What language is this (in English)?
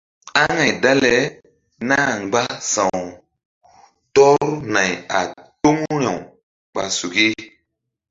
Mbum